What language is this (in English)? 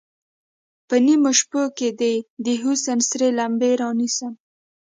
Pashto